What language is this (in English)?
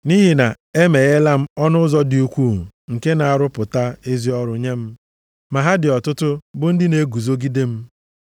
Igbo